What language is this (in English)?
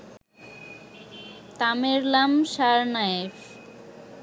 Bangla